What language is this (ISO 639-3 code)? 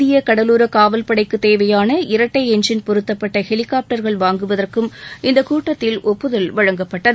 tam